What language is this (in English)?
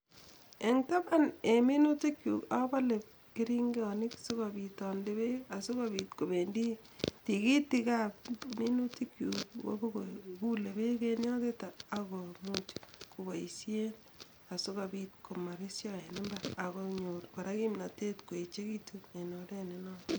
Kalenjin